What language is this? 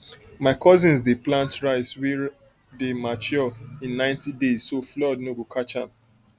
Nigerian Pidgin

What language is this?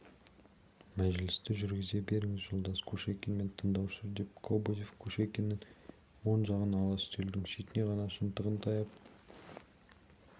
Kazakh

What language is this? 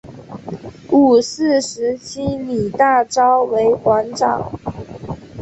Chinese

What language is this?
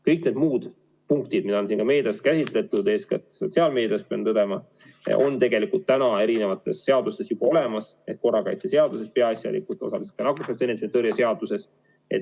Estonian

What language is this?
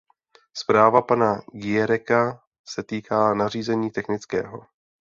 Czech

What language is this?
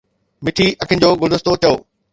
Sindhi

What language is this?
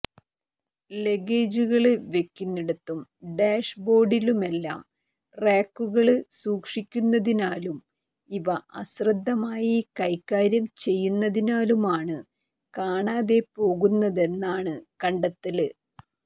Malayalam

